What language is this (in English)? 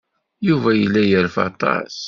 Kabyle